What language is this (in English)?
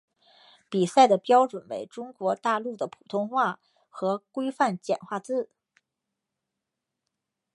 Chinese